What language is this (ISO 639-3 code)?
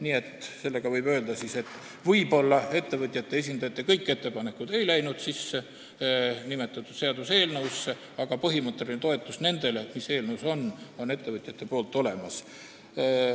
est